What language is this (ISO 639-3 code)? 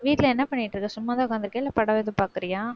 tam